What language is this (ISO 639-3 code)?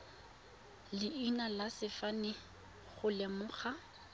tsn